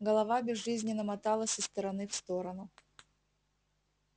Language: Russian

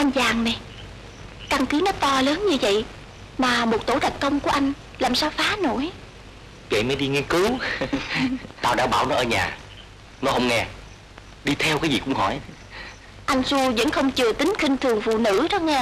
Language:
Vietnamese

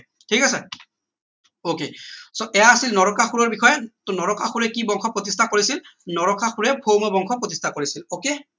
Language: Assamese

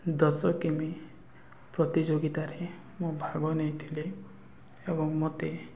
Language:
Odia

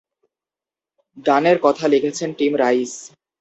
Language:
Bangla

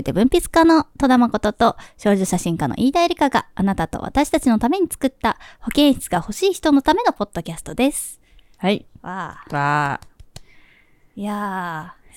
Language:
Japanese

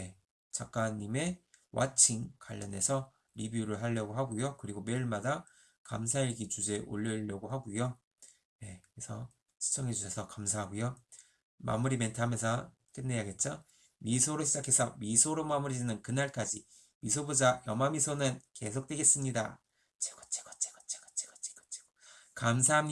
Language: Korean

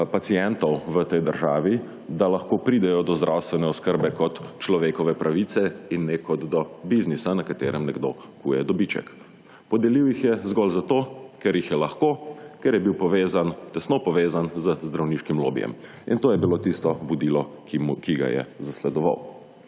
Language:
Slovenian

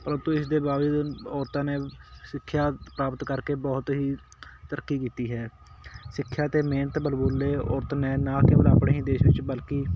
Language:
Punjabi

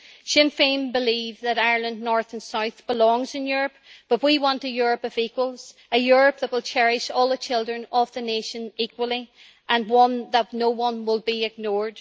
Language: English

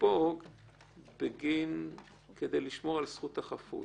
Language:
Hebrew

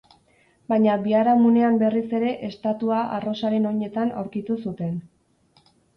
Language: Basque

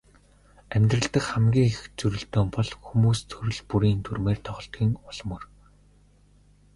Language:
Mongolian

